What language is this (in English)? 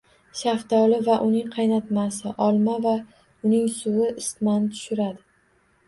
Uzbek